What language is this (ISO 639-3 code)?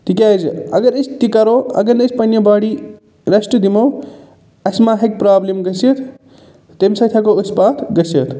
kas